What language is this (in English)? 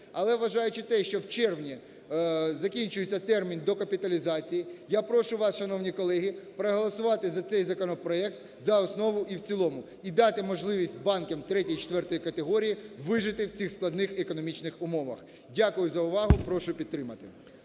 Ukrainian